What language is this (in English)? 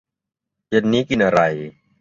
Thai